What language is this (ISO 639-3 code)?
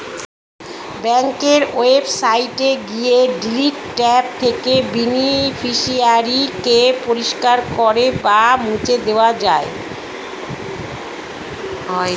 ben